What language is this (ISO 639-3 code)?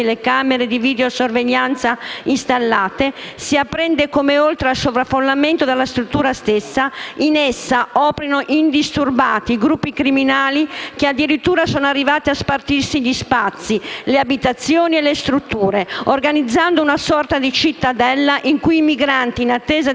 ita